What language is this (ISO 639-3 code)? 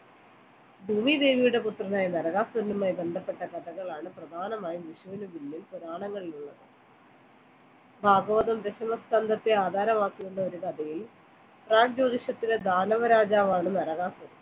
mal